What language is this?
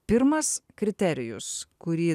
Lithuanian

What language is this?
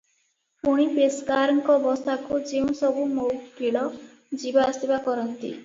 Odia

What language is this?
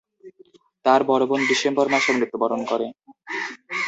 Bangla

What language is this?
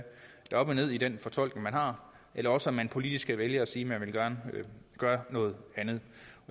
Danish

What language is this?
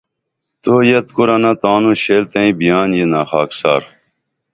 Dameli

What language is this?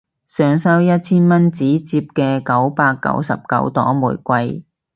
Cantonese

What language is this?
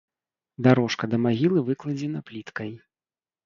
Belarusian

